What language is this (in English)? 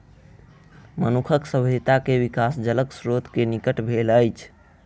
Maithili